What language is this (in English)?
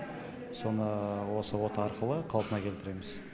Kazakh